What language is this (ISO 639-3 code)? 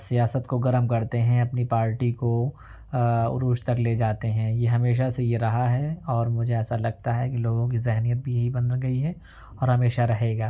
urd